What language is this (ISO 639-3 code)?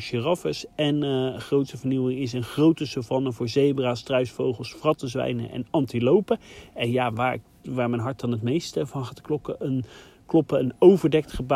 nld